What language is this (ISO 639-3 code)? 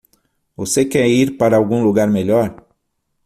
por